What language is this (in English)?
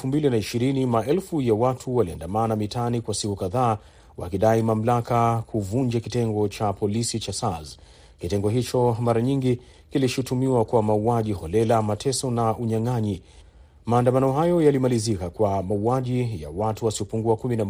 Swahili